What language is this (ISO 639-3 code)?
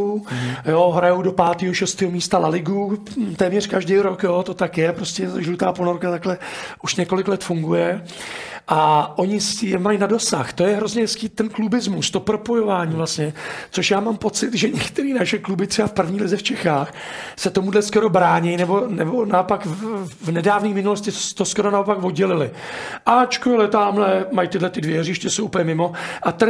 ces